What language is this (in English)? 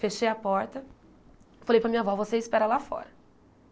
Portuguese